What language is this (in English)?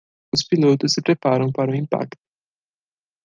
Portuguese